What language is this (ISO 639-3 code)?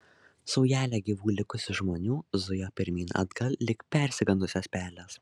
lit